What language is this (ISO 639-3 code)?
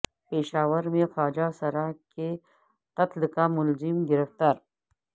urd